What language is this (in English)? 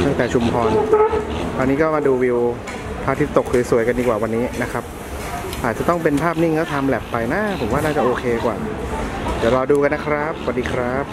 Thai